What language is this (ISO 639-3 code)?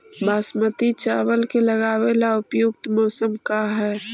mag